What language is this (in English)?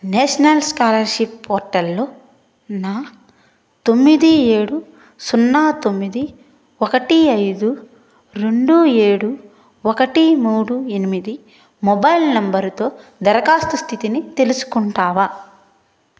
Telugu